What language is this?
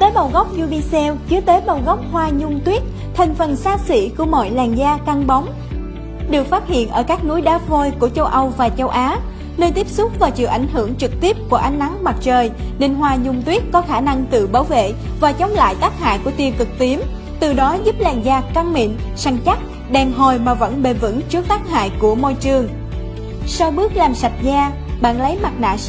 Vietnamese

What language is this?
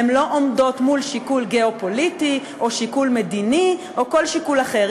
Hebrew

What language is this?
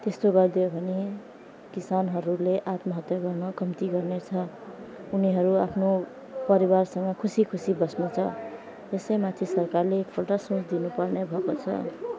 Nepali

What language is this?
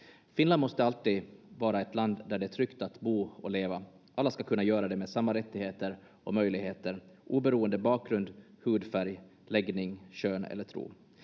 Finnish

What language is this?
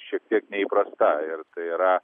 Lithuanian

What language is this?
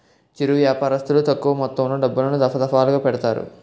Telugu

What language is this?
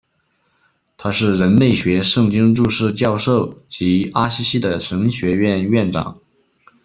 Chinese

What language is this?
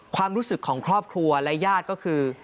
Thai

